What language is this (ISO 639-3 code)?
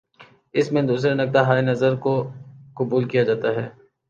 urd